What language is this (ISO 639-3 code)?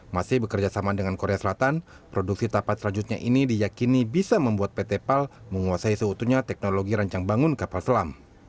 ind